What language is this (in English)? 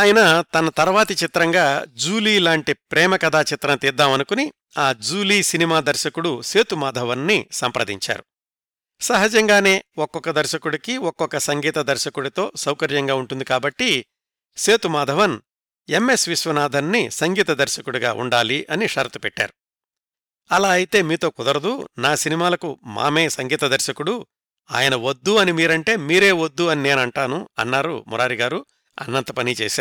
Telugu